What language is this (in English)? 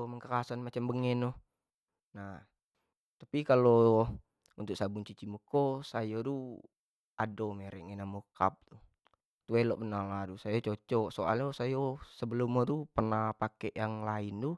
Jambi Malay